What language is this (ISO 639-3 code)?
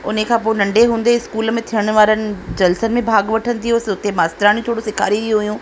snd